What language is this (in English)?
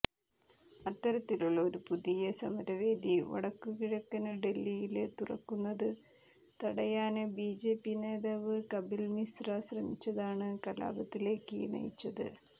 Malayalam